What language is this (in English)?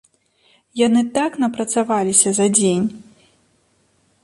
Belarusian